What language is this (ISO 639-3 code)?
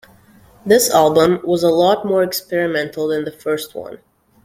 eng